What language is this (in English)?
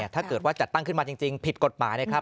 Thai